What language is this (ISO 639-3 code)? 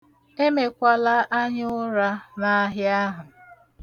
ibo